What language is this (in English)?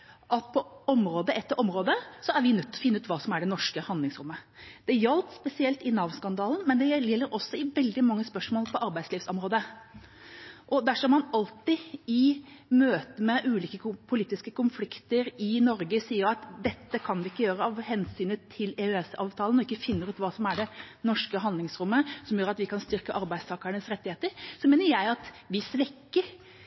Norwegian Bokmål